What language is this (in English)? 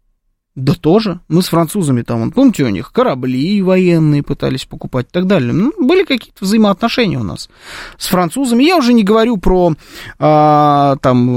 Russian